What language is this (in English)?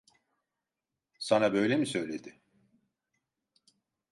Turkish